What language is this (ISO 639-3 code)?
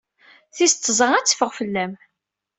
kab